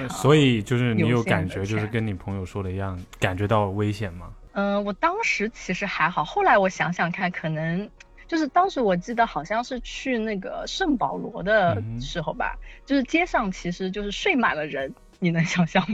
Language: Chinese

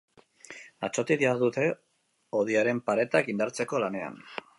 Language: Basque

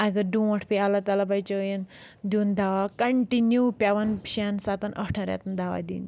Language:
Kashmiri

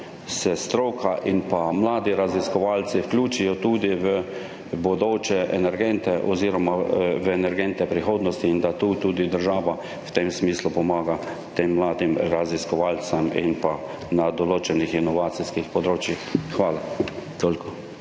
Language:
Slovenian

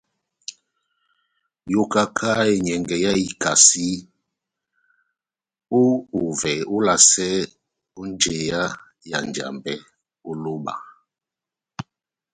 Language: Batanga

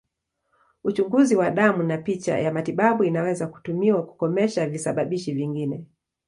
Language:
Swahili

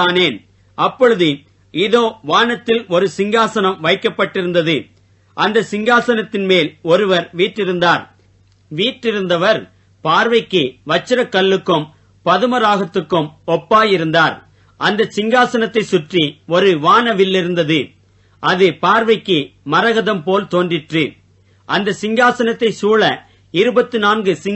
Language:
Tamil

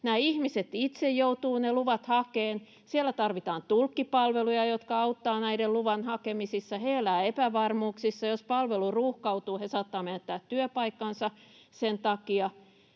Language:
Finnish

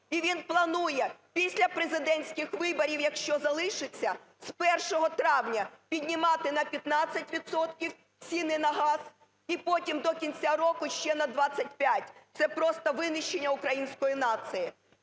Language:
Ukrainian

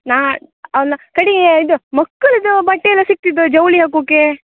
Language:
Kannada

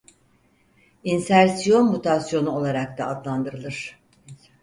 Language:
Turkish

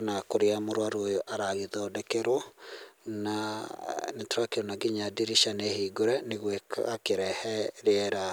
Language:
Kikuyu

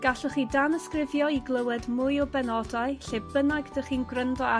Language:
Welsh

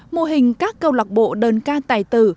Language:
Vietnamese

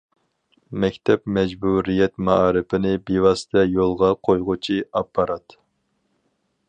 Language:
Uyghur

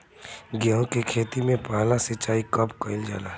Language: Bhojpuri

